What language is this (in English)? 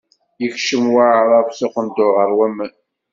Kabyle